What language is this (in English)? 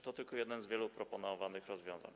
Polish